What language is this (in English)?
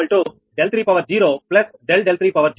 Telugu